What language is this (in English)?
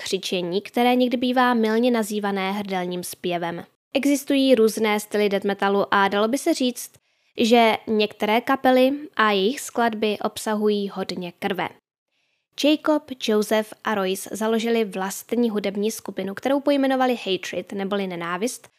Czech